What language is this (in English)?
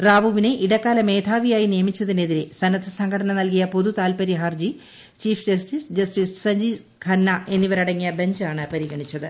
Malayalam